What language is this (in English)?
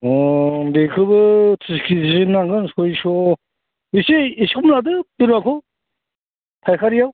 Bodo